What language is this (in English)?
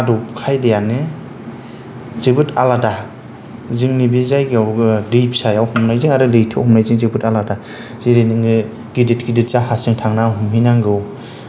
Bodo